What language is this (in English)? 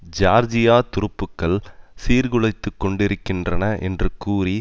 Tamil